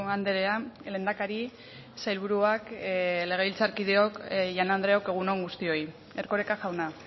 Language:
Basque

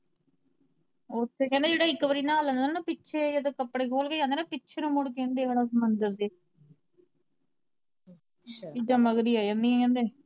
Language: Punjabi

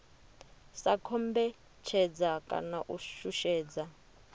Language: Venda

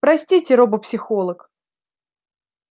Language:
Russian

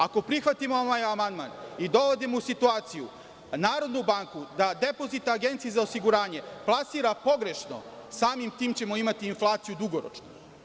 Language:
Serbian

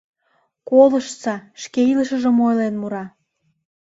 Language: Mari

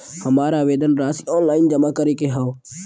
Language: Bhojpuri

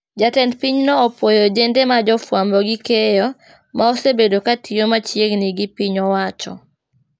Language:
Luo (Kenya and Tanzania)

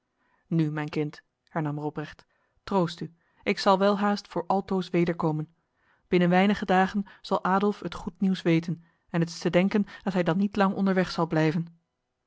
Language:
Dutch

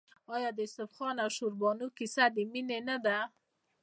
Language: Pashto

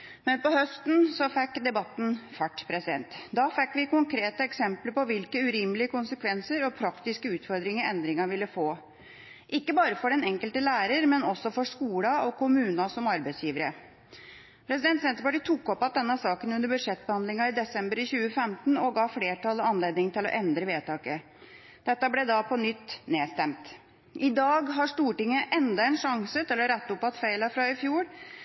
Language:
Norwegian Bokmål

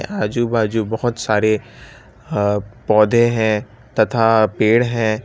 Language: Hindi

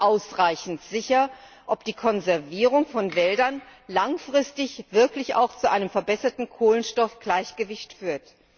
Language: German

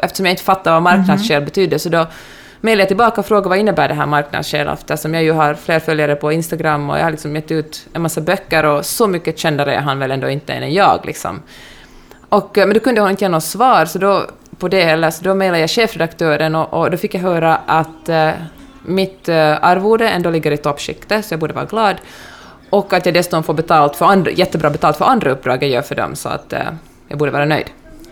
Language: Swedish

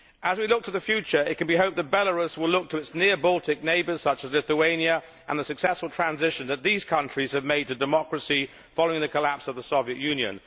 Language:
English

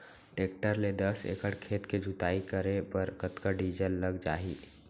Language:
Chhattisgarhi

